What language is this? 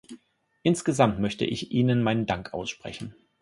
German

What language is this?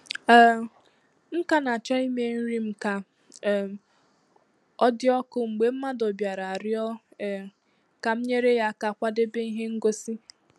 Igbo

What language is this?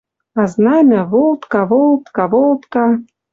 Western Mari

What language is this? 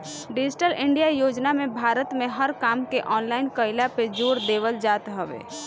Bhojpuri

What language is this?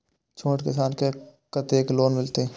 Maithili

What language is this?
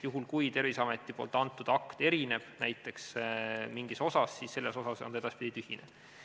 Estonian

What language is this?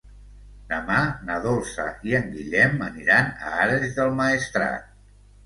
Catalan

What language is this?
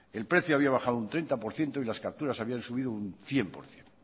Spanish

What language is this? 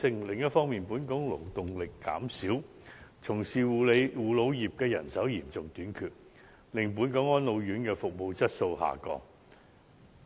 Cantonese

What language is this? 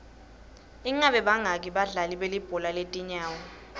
Swati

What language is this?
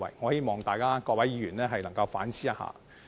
Cantonese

